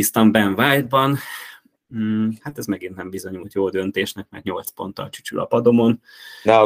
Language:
Hungarian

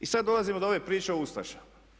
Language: Croatian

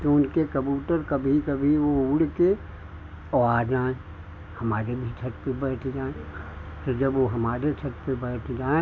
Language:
Hindi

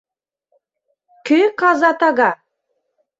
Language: Mari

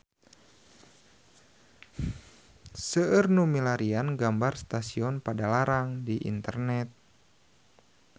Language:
Sundanese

